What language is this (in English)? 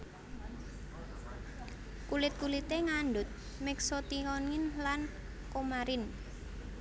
Javanese